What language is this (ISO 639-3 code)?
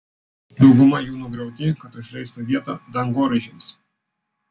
lit